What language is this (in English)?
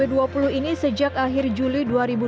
Indonesian